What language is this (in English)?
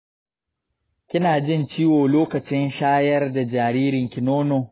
Hausa